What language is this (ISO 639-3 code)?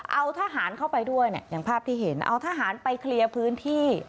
tha